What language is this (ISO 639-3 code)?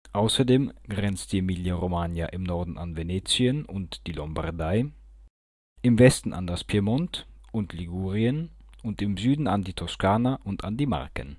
deu